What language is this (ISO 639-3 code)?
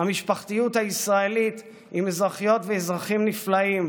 heb